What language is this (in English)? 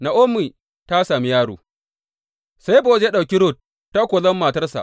Hausa